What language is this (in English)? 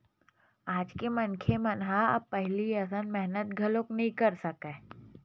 Chhattisgarhi